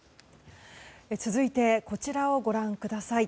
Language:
Japanese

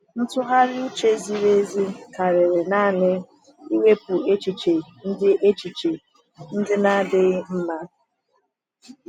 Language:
Igbo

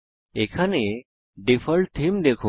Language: Bangla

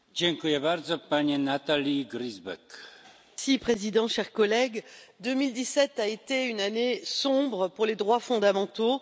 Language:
French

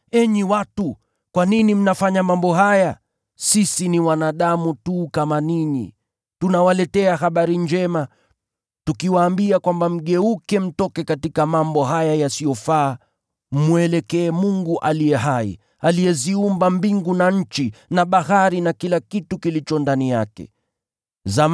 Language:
Swahili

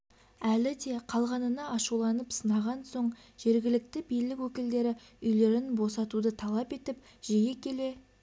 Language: Kazakh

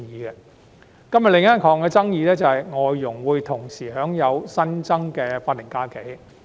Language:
Cantonese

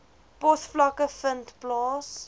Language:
Afrikaans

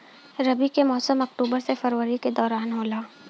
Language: Bhojpuri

